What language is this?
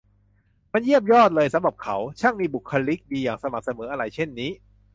Thai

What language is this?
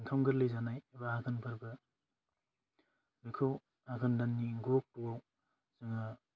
Bodo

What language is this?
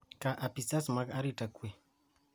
Luo (Kenya and Tanzania)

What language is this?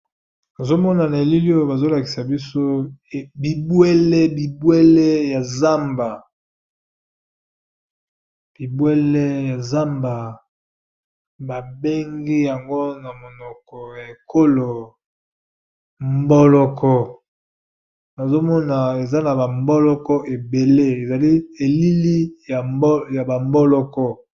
Lingala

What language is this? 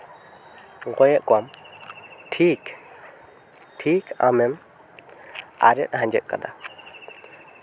Santali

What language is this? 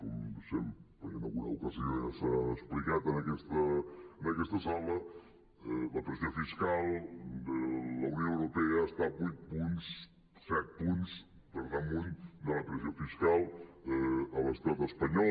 Catalan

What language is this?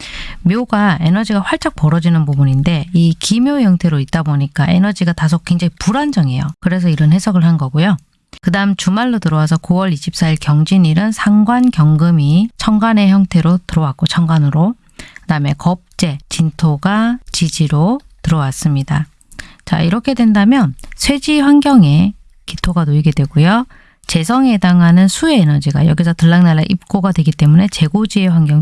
Korean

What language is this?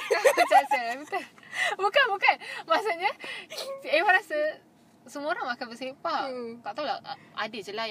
Malay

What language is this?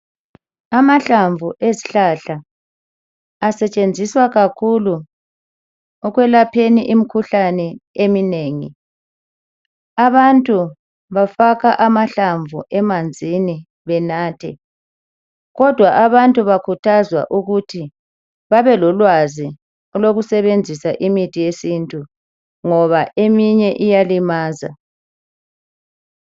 North Ndebele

